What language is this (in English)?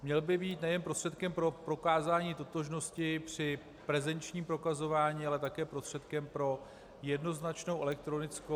Czech